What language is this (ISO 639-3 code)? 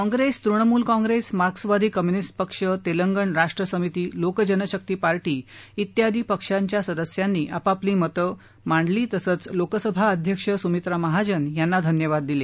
mar